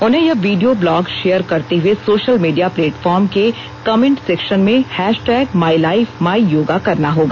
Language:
Hindi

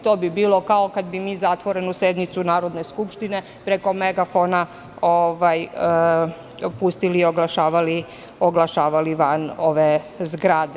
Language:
Serbian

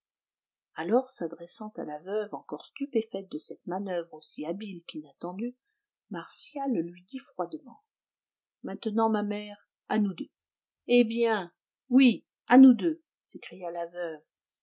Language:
French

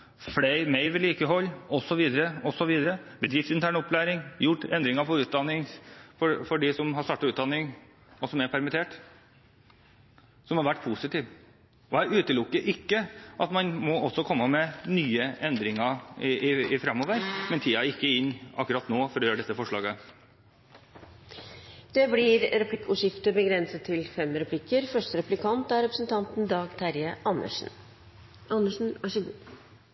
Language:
Norwegian Bokmål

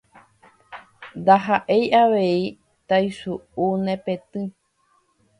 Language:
Guarani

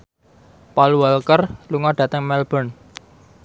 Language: Javanese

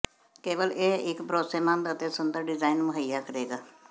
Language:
Punjabi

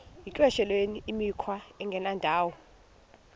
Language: Xhosa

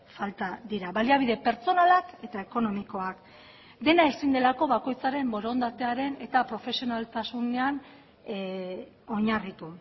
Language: Basque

